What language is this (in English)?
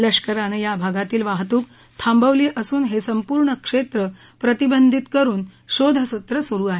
Marathi